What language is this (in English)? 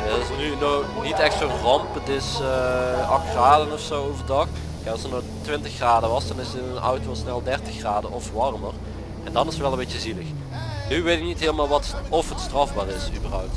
Dutch